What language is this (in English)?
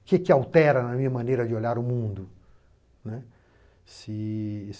Portuguese